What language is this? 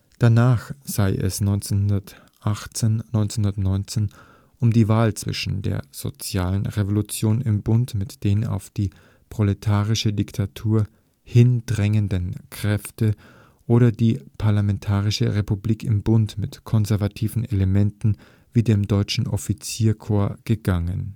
German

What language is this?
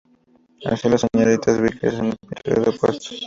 Spanish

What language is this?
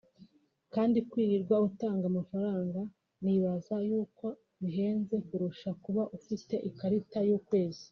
Kinyarwanda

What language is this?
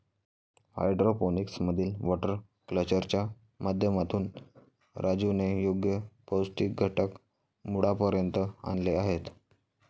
Marathi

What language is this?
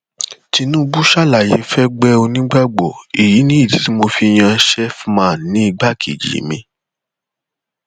Yoruba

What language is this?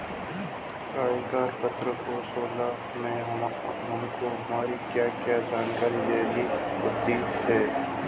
Hindi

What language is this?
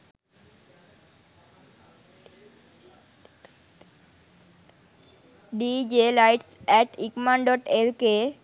Sinhala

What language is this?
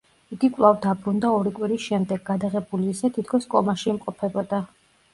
Georgian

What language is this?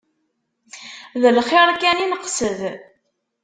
Kabyle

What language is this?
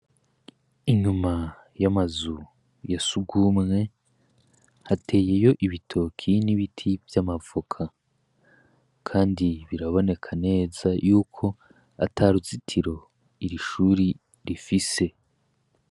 Rundi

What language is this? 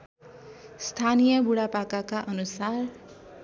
Nepali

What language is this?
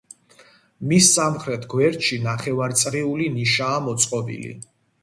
Georgian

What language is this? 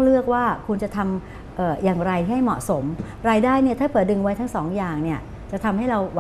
Thai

